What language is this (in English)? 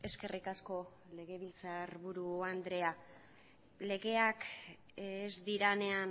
Basque